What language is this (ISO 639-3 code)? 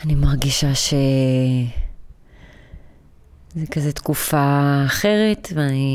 heb